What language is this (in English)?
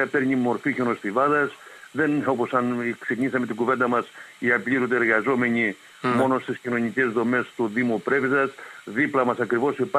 Greek